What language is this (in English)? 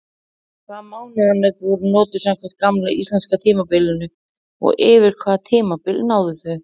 Icelandic